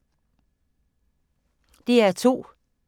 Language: Danish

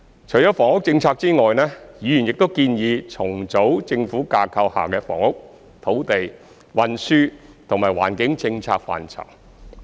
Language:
Cantonese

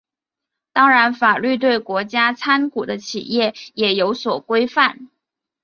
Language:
Chinese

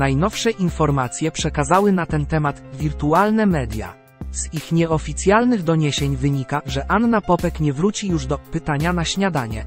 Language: Polish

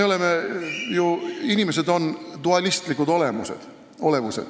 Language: Estonian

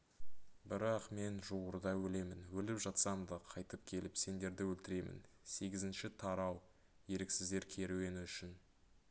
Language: Kazakh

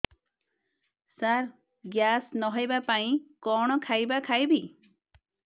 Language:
Odia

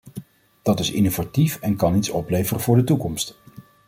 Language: Dutch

